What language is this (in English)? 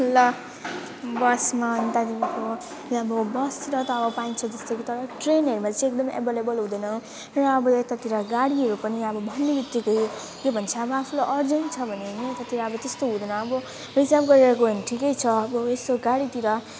Nepali